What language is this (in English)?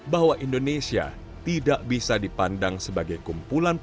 Indonesian